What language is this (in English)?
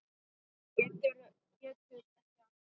Icelandic